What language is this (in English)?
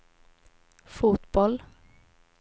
Swedish